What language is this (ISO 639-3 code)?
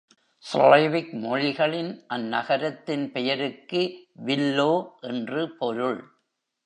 tam